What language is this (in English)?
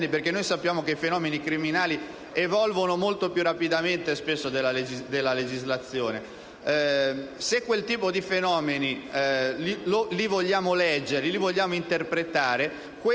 Italian